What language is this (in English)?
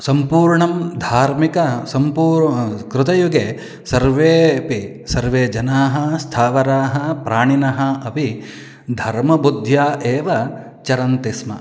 Sanskrit